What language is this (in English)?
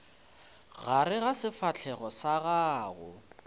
Northern Sotho